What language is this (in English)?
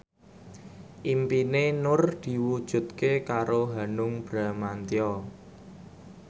Javanese